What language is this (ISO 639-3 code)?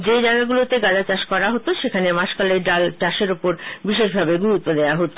ben